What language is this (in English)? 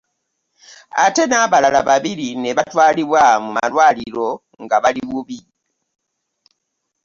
Ganda